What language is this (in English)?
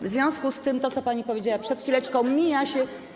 Polish